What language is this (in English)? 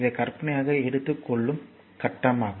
Tamil